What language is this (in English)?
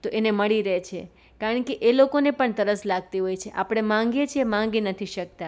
Gujarati